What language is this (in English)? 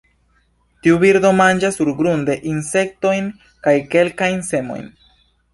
Esperanto